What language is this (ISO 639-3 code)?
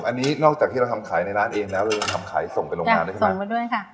tha